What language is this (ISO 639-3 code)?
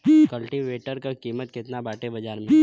bho